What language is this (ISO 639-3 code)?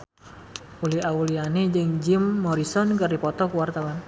sun